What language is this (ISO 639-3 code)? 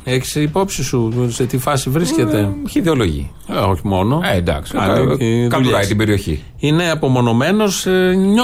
ell